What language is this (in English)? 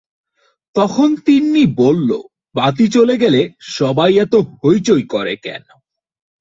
Bangla